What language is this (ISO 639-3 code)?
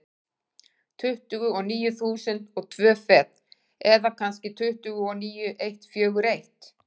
isl